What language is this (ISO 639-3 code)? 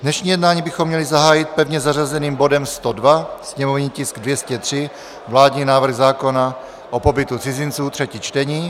ces